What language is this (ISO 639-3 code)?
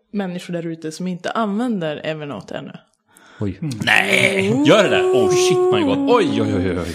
swe